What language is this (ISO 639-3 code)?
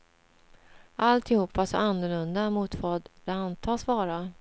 swe